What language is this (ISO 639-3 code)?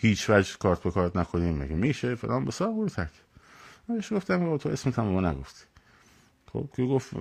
fas